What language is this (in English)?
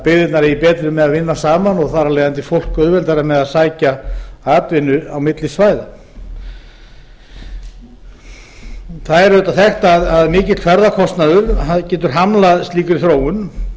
Icelandic